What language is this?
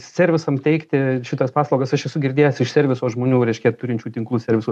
Lithuanian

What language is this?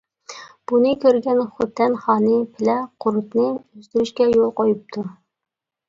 Uyghur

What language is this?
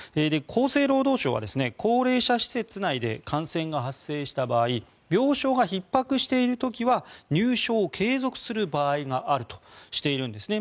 Japanese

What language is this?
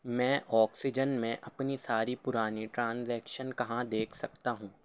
Urdu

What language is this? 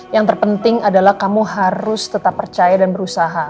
Indonesian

